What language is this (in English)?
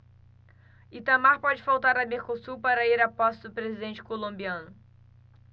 Portuguese